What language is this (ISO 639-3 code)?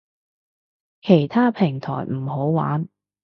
yue